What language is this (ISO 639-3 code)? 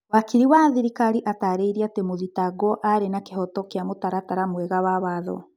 kik